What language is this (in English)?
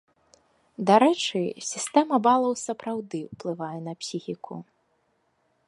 Belarusian